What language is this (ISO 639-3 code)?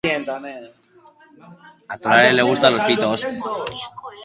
eus